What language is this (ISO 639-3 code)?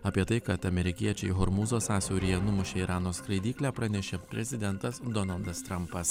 lit